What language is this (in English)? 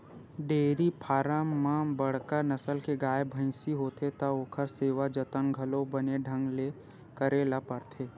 Chhattisgarhi